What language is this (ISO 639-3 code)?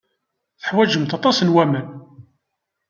kab